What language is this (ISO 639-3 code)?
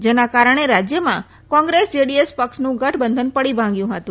guj